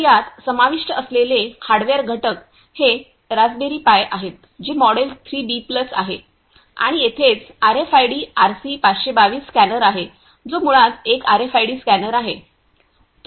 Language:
Marathi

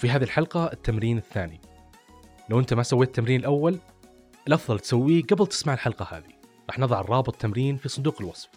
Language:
Arabic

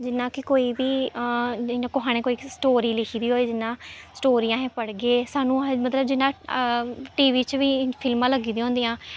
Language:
Dogri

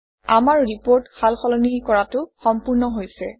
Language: Assamese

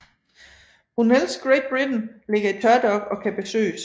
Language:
Danish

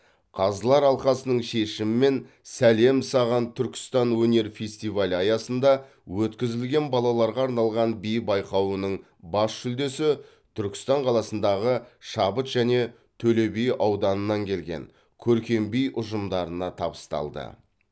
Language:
Kazakh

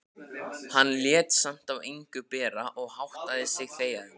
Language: Icelandic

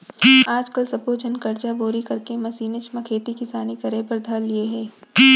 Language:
Chhattisgarhi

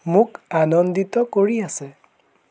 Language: Assamese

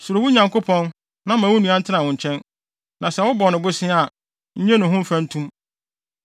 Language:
Akan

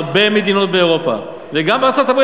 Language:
Hebrew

